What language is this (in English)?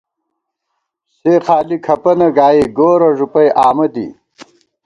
Gawar-Bati